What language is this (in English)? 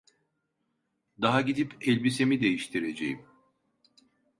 Turkish